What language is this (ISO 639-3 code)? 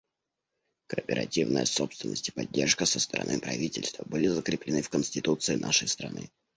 rus